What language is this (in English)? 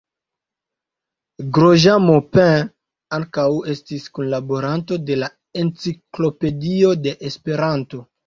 Esperanto